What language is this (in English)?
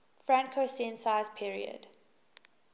English